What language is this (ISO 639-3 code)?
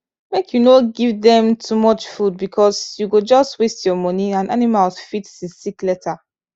pcm